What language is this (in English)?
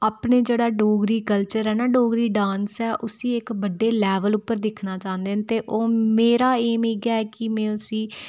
Dogri